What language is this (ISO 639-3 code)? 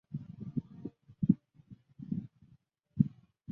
zho